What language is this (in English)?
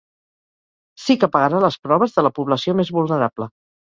Catalan